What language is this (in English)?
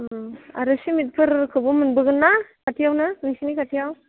Bodo